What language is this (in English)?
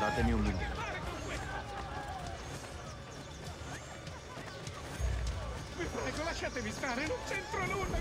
Italian